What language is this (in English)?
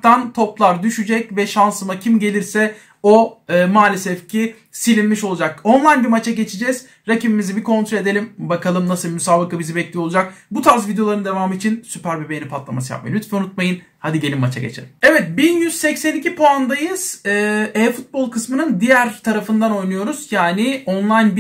Turkish